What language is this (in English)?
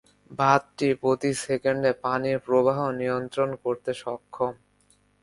Bangla